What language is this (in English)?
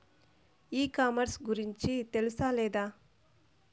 Telugu